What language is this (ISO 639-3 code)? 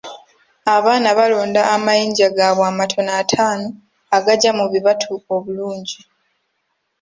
lug